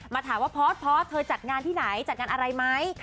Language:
Thai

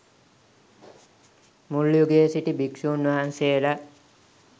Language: Sinhala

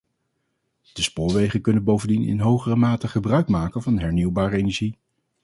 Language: Dutch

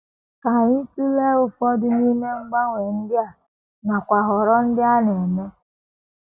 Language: Igbo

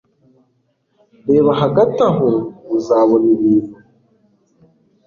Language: Kinyarwanda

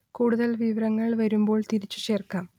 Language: Malayalam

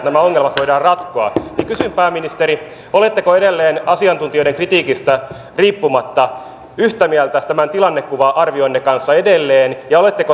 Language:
Finnish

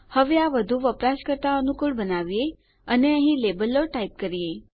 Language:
Gujarati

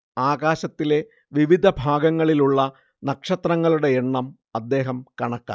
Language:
Malayalam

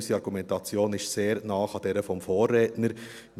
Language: Swiss German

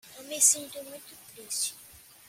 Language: Portuguese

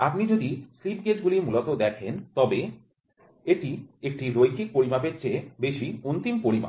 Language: Bangla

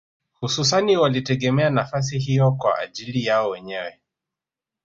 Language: Swahili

